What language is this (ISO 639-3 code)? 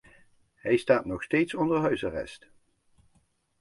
nld